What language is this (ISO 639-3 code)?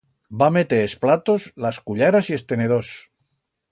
arg